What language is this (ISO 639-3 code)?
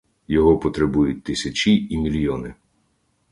ukr